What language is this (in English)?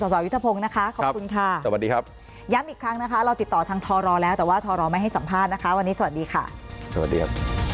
Thai